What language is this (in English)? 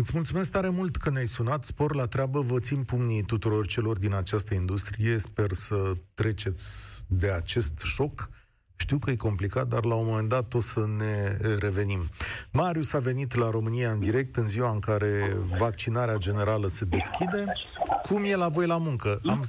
Romanian